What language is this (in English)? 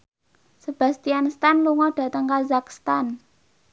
Javanese